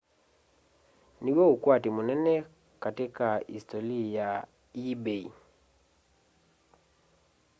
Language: Kamba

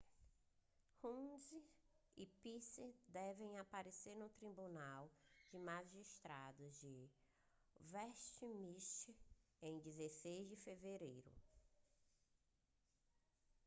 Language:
Portuguese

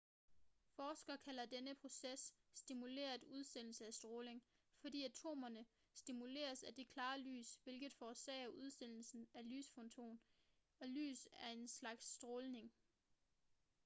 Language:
Danish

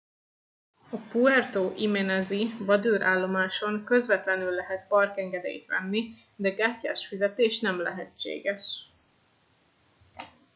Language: Hungarian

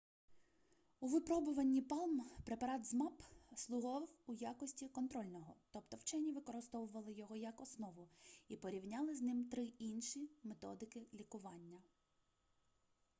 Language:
Ukrainian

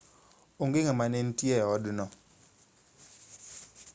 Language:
Luo (Kenya and Tanzania)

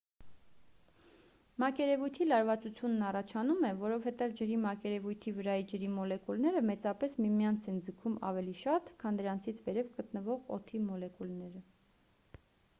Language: Armenian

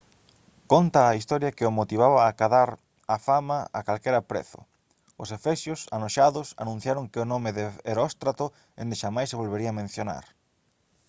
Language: Galician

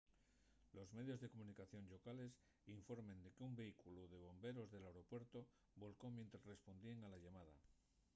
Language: Asturian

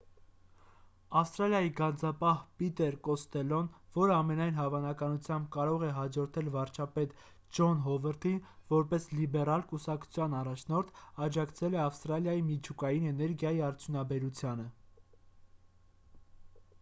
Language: Armenian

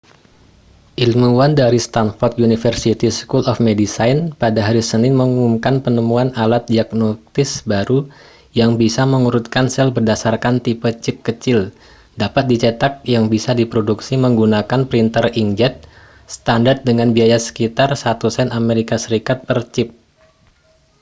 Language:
Indonesian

